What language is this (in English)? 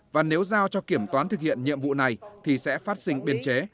Vietnamese